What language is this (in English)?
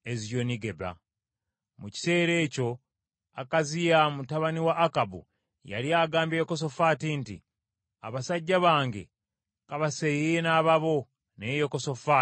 Ganda